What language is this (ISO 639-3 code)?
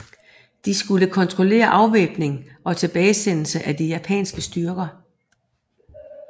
dan